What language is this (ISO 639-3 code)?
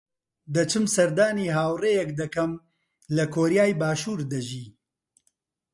ckb